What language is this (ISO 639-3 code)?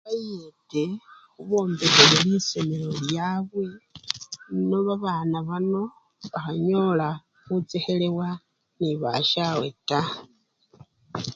luy